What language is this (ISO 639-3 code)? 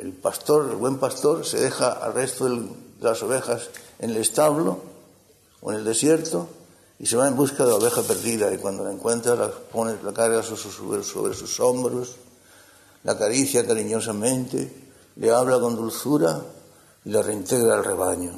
spa